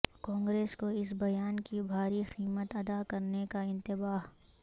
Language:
Urdu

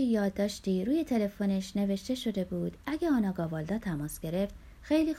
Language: Persian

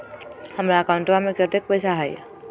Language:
Magahi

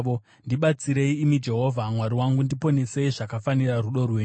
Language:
Shona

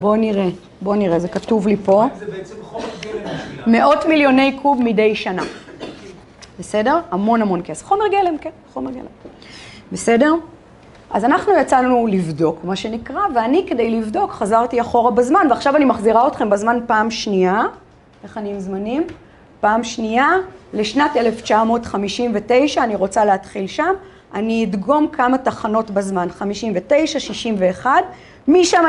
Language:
Hebrew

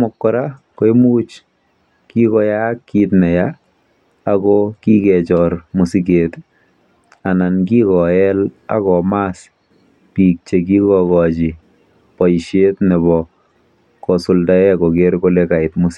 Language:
Kalenjin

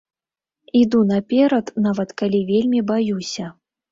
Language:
Belarusian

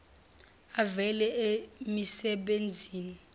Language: Zulu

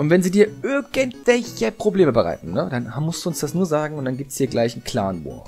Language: German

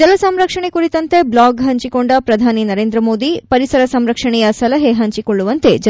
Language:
Kannada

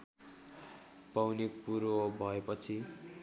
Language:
Nepali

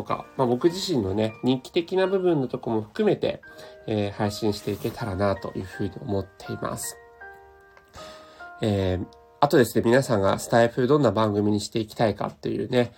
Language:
Japanese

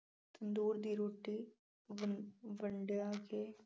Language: Punjabi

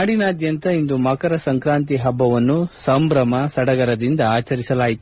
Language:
Kannada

